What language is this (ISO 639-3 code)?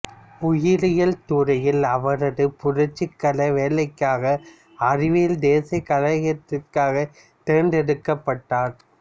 tam